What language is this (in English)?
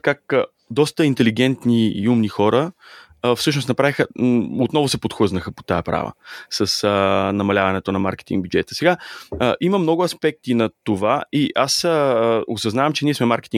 Bulgarian